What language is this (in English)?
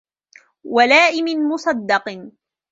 Arabic